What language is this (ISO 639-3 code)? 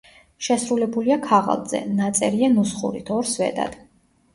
kat